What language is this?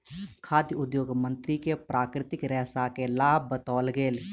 Maithili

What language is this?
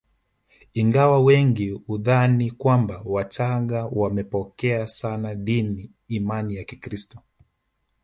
Swahili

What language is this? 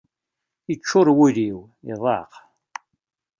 Kabyle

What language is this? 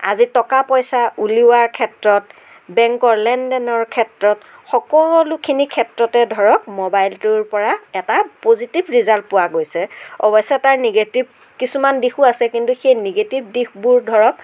Assamese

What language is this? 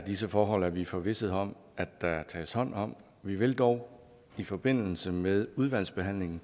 Danish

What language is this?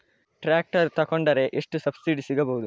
Kannada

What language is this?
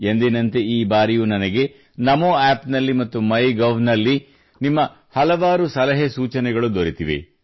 Kannada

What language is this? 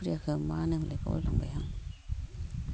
Bodo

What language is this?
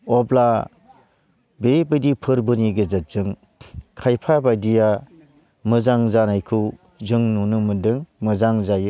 Bodo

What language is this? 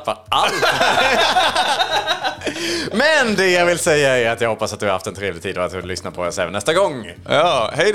Swedish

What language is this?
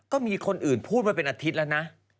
Thai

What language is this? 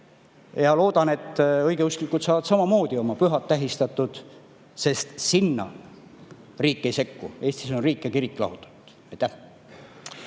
Estonian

